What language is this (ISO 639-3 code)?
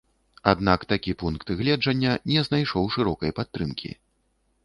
bel